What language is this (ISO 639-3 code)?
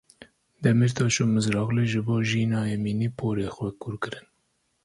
kur